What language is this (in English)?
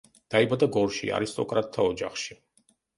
Georgian